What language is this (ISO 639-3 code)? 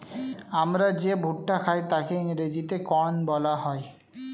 ben